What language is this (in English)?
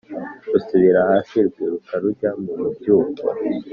Kinyarwanda